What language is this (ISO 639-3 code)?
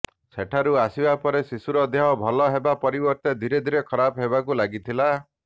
ori